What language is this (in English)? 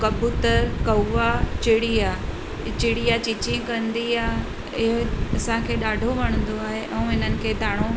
Sindhi